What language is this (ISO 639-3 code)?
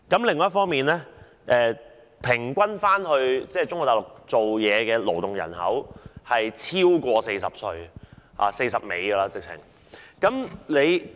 yue